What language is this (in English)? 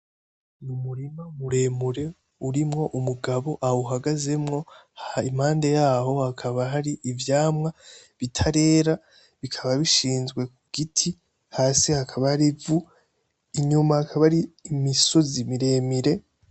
Rundi